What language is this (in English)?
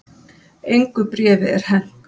Icelandic